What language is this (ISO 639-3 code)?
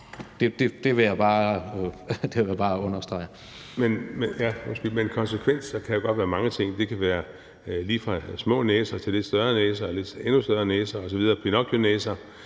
dan